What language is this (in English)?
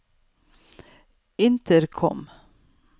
Norwegian